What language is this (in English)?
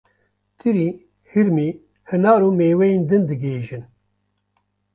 Kurdish